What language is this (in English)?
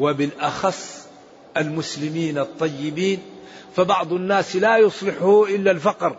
Arabic